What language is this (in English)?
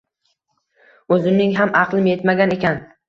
Uzbek